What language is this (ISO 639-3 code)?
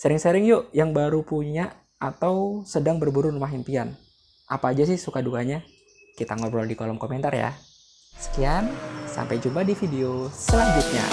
ind